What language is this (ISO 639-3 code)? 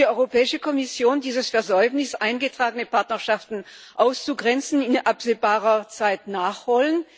deu